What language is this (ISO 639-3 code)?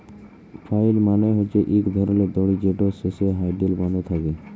ben